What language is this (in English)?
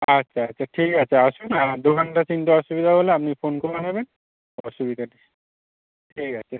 Bangla